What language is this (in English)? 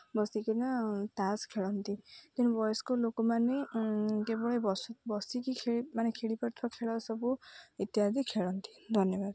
Odia